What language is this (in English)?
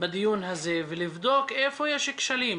Hebrew